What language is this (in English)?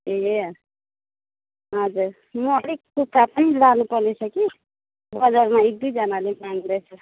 Nepali